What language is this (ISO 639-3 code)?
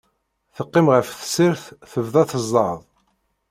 kab